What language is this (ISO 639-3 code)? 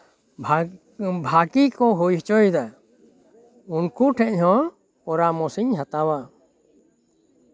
sat